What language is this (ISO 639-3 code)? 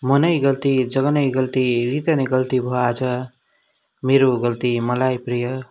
nep